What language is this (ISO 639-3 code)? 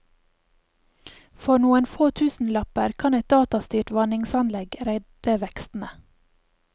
nor